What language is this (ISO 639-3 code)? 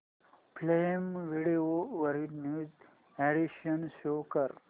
mar